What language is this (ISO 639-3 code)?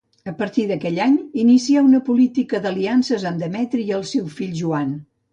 cat